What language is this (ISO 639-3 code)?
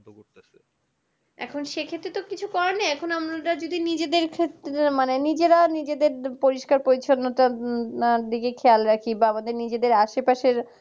ben